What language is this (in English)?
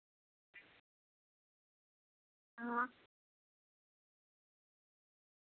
Dogri